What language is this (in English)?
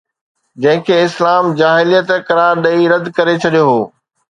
Sindhi